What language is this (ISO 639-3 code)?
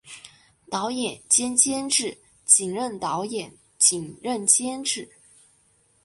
zho